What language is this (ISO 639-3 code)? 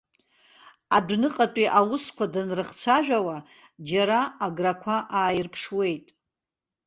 abk